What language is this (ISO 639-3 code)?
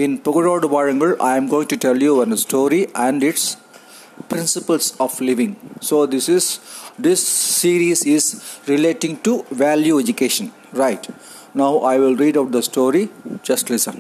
tam